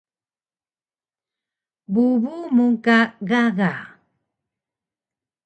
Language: Taroko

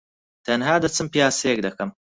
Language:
Central Kurdish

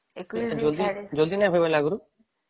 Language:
Odia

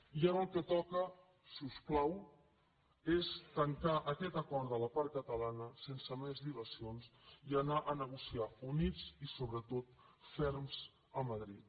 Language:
Catalan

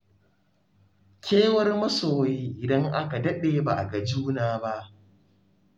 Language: Hausa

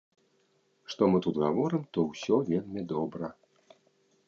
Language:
Belarusian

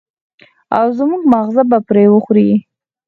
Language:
Pashto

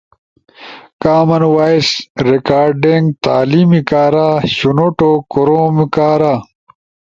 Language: Ushojo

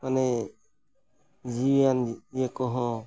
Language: Santali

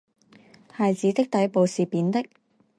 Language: Chinese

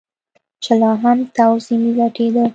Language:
Pashto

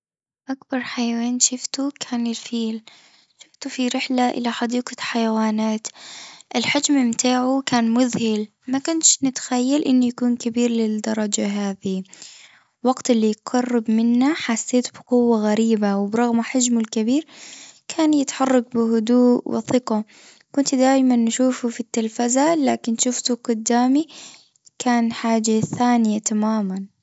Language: Tunisian Arabic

